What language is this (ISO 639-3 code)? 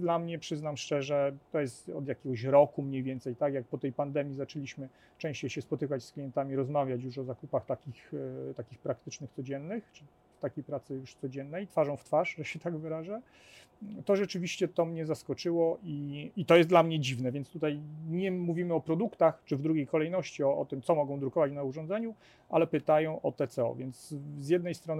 pol